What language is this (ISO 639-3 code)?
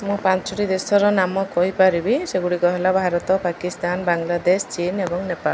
ori